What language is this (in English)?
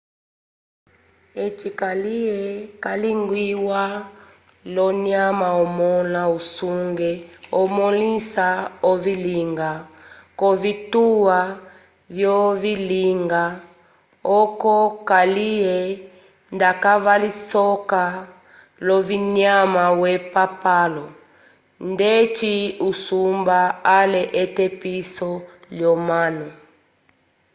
Umbundu